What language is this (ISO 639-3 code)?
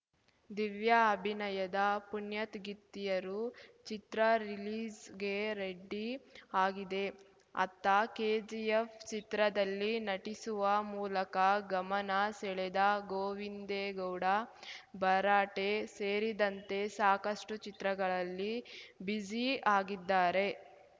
kan